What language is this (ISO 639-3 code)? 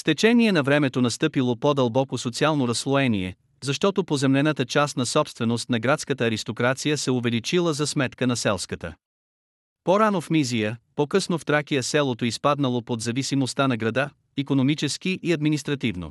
bul